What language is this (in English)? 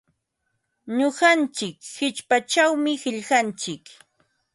Ambo-Pasco Quechua